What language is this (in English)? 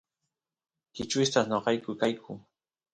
Santiago del Estero Quichua